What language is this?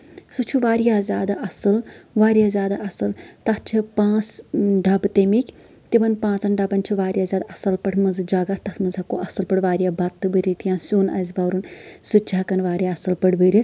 Kashmiri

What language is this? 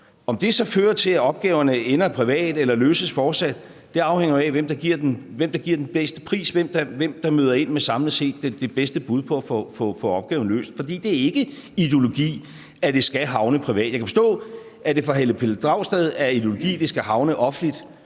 Danish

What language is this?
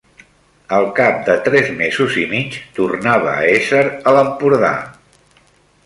Catalan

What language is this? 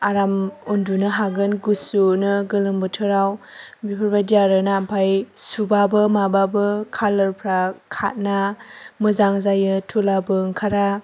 Bodo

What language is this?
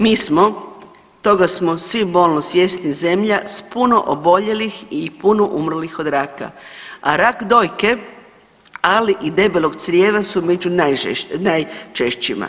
Croatian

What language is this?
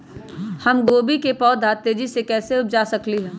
Magahi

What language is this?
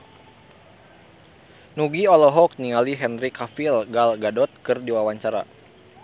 Sundanese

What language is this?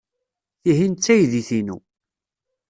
Kabyle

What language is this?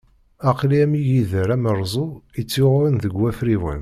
Kabyle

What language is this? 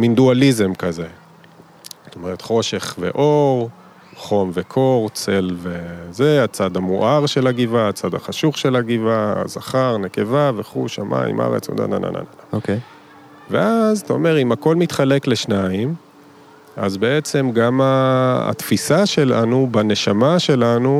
Hebrew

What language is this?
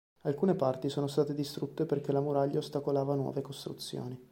Italian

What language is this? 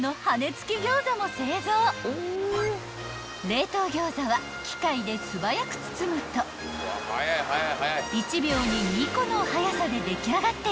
Japanese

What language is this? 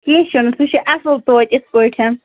Kashmiri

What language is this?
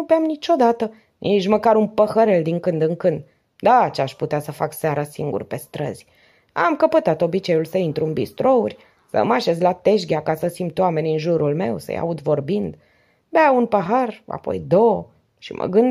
Romanian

